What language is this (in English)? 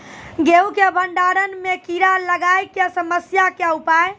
Maithili